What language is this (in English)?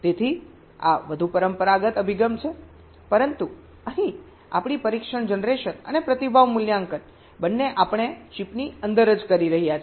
Gujarati